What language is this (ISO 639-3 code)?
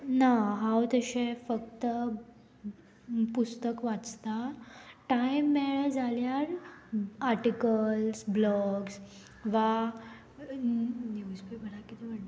kok